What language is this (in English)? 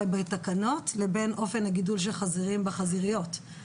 Hebrew